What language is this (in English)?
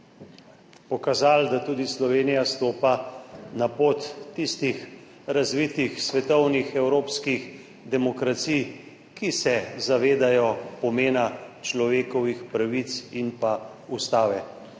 Slovenian